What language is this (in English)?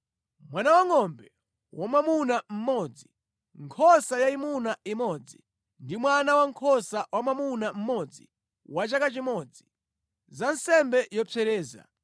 Nyanja